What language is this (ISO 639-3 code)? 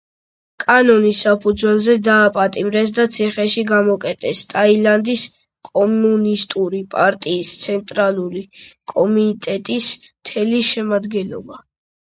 kat